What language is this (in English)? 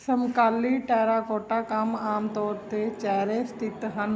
Punjabi